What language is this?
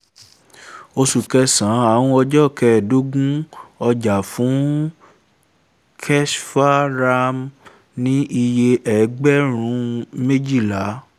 Yoruba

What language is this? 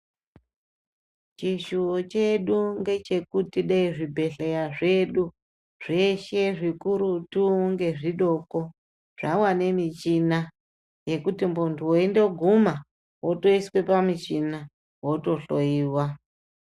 Ndau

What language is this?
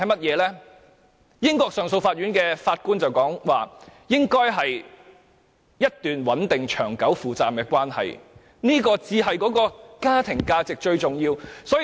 Cantonese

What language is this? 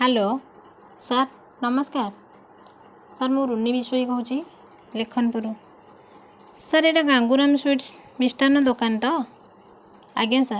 Odia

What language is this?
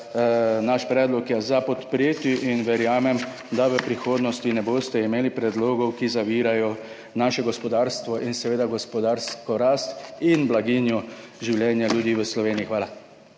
Slovenian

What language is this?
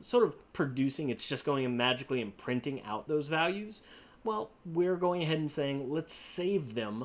English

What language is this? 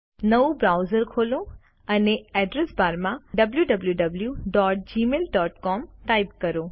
Gujarati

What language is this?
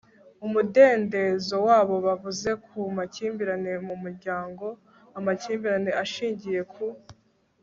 Kinyarwanda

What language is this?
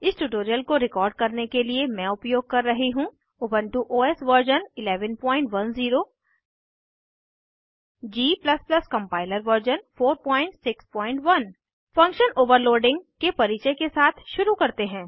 Hindi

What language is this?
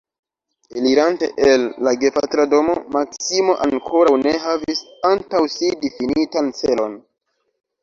Esperanto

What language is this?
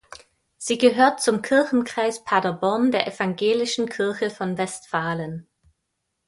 German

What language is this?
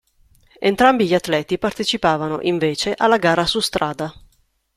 Italian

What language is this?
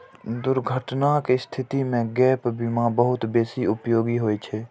Maithili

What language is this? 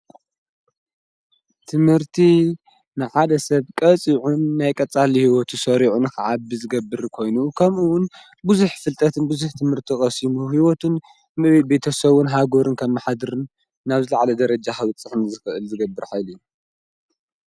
Tigrinya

